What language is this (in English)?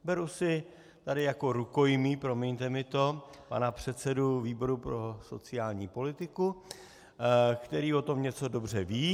Czech